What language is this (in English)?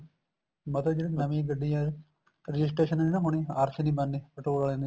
Punjabi